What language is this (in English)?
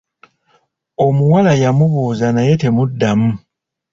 Ganda